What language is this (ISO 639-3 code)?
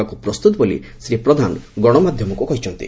ori